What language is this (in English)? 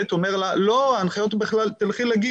Hebrew